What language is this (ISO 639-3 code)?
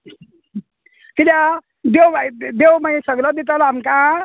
kok